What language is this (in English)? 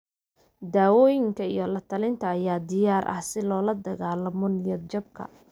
Somali